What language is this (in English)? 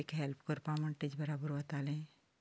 Konkani